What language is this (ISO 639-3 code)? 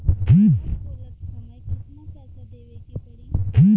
bho